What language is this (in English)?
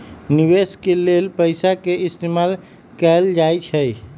Magahi